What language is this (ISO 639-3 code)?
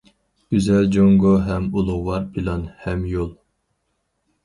uig